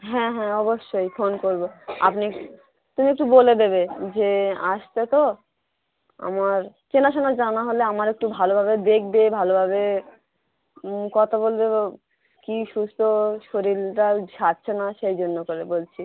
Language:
Bangla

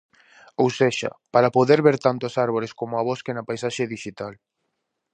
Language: Galician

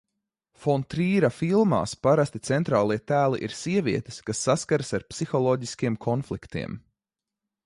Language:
Latvian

